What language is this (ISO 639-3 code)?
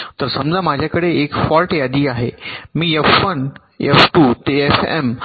mar